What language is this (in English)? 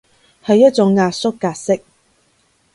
Cantonese